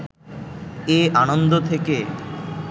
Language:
Bangla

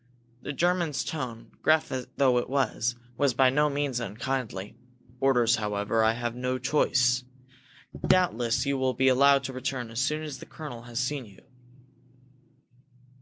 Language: English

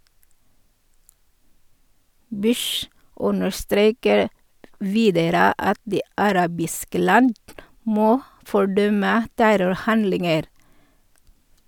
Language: Norwegian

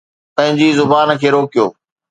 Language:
Sindhi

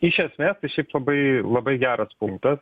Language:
Lithuanian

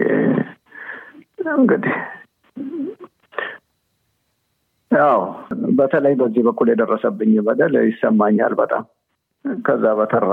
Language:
Amharic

